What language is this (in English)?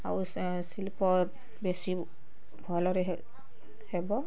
Odia